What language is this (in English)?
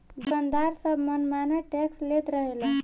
Bhojpuri